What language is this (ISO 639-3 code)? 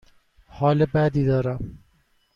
fas